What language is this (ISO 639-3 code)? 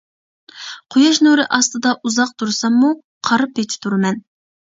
uig